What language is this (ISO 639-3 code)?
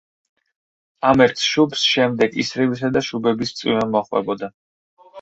kat